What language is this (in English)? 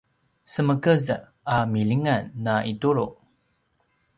Paiwan